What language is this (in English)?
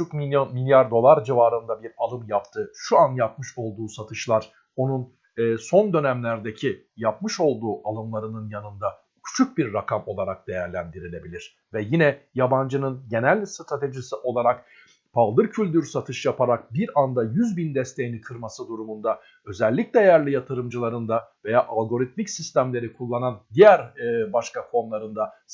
Turkish